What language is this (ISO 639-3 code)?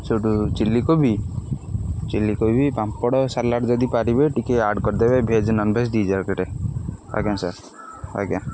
ori